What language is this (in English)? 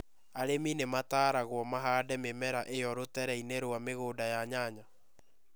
Kikuyu